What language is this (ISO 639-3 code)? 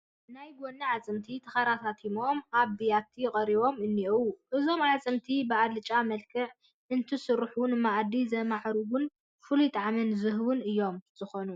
tir